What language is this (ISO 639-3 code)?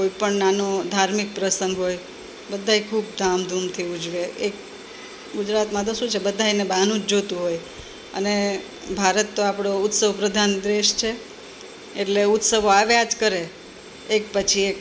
guj